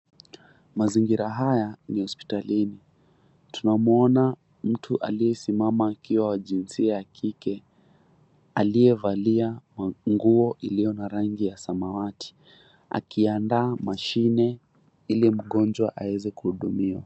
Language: Swahili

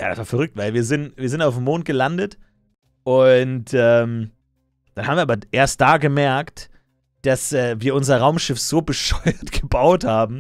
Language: German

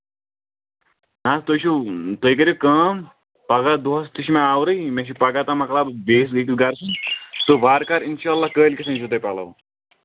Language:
Kashmiri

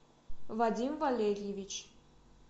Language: Russian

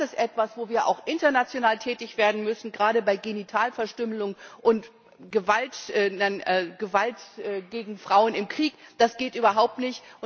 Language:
German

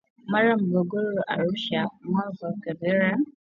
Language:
Swahili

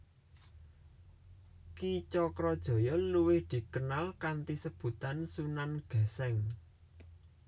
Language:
Javanese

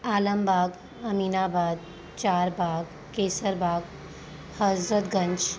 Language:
Sindhi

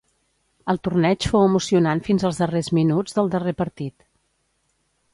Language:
Catalan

